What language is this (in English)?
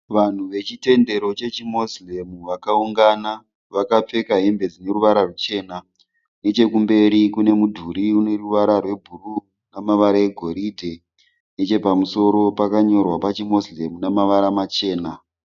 Shona